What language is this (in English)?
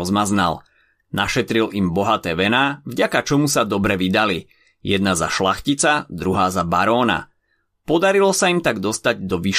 Slovak